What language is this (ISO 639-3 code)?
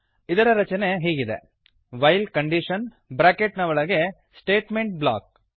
kan